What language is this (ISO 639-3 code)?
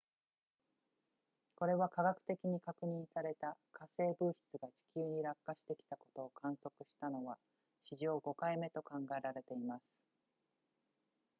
jpn